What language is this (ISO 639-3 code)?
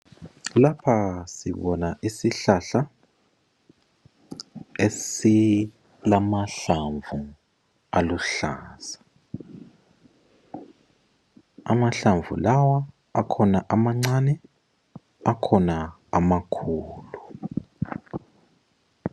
nde